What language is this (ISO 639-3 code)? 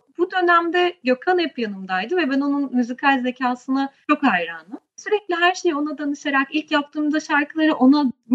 tur